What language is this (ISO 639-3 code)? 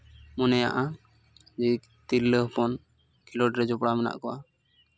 sat